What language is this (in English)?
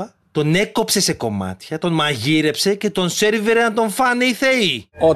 Greek